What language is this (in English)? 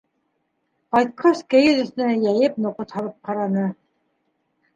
Bashkir